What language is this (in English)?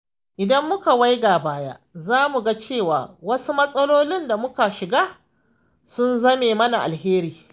Hausa